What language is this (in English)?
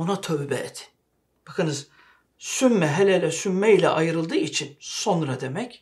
Turkish